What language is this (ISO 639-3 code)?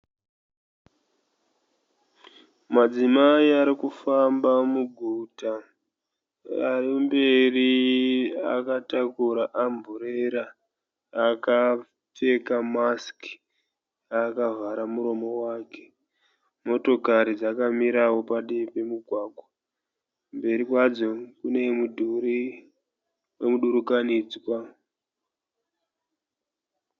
sna